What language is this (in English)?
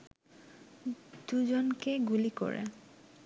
Bangla